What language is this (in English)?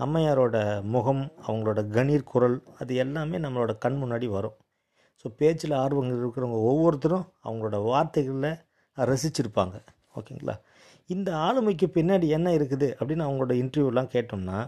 Tamil